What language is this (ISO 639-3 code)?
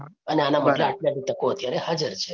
guj